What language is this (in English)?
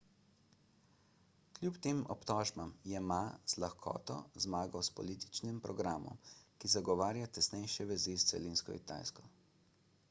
Slovenian